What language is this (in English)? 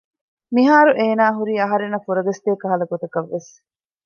Divehi